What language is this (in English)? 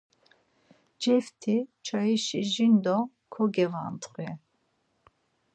Laz